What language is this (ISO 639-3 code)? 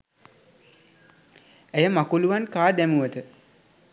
sin